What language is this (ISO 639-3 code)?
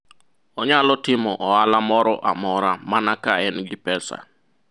luo